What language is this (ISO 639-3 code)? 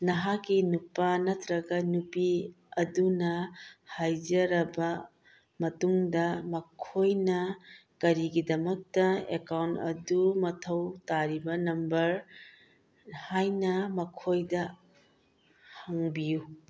mni